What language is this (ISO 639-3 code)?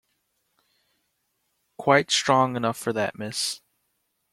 eng